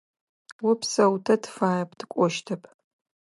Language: Adyghe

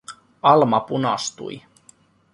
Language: Finnish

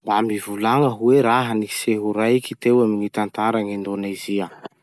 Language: Masikoro Malagasy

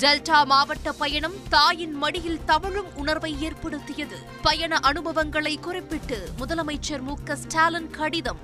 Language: Tamil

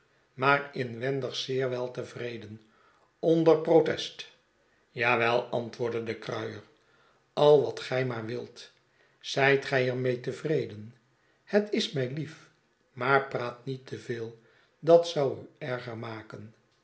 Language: Dutch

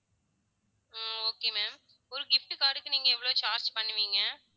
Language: Tamil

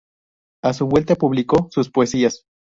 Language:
Spanish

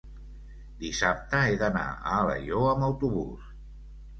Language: Catalan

